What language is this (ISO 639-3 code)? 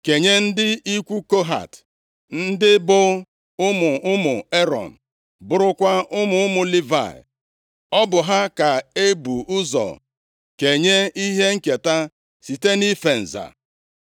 ibo